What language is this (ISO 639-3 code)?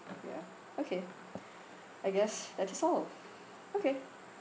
eng